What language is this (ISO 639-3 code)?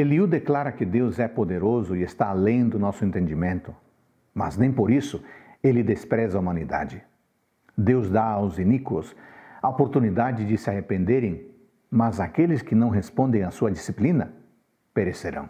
por